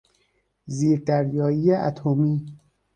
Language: Persian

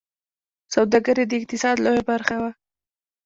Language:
Pashto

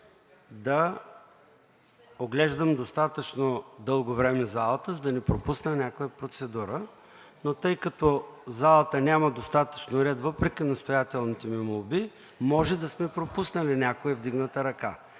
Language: Bulgarian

